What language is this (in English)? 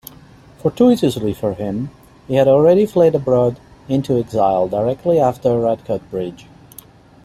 English